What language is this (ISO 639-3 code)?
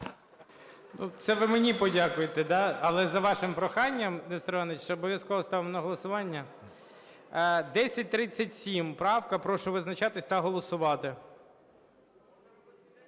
ukr